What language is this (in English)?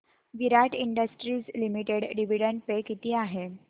Marathi